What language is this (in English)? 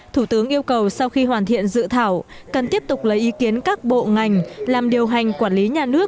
Vietnamese